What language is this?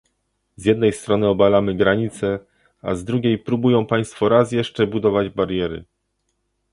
Polish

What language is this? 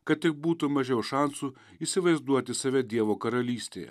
Lithuanian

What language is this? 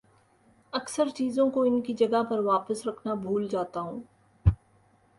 Urdu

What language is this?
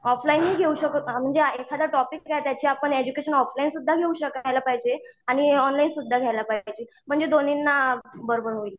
Marathi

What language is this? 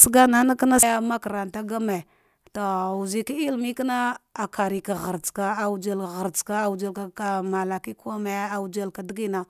Dghwede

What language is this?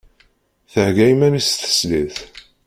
Kabyle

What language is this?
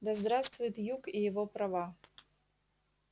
Russian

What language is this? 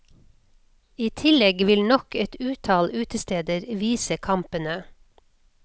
Norwegian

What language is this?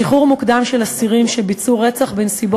Hebrew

